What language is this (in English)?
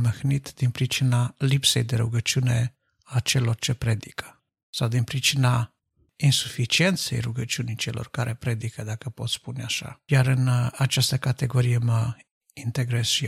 Romanian